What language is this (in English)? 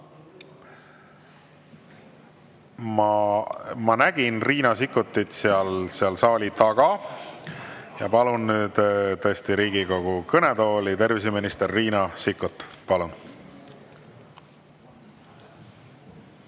Estonian